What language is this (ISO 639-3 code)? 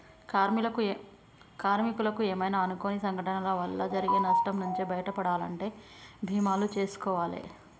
tel